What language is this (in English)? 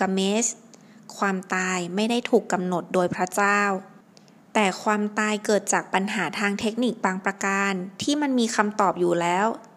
Thai